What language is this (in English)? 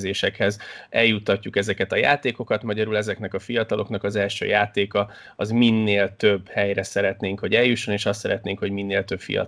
Hungarian